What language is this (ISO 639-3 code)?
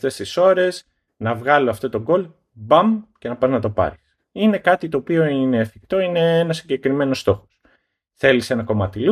ell